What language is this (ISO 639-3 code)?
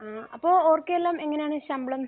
mal